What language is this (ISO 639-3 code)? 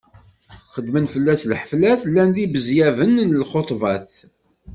kab